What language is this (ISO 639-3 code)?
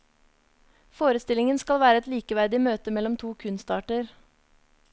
nor